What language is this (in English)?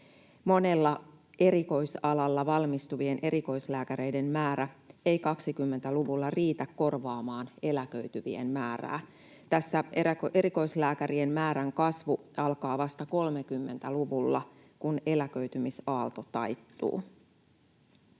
Finnish